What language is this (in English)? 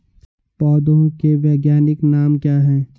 Hindi